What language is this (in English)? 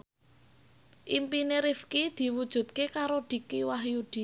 Javanese